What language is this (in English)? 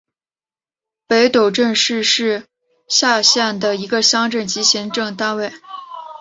Chinese